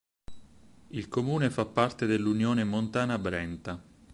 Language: Italian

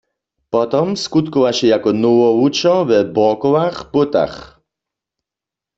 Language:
Upper Sorbian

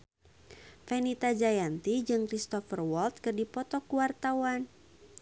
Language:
Sundanese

